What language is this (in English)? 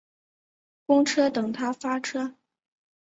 Chinese